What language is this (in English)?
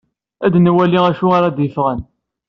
Kabyle